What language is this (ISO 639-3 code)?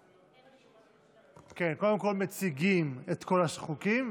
heb